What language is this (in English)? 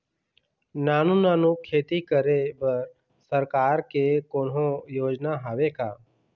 Chhattisgarhi